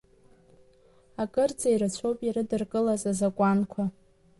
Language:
Abkhazian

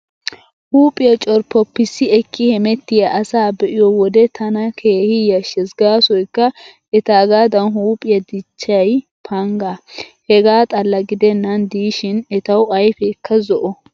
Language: Wolaytta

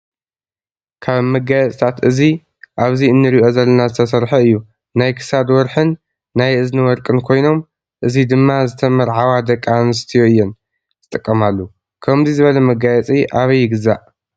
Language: Tigrinya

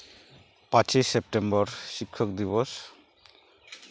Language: Santali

